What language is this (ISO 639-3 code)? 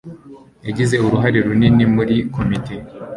kin